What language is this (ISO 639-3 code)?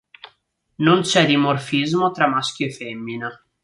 ita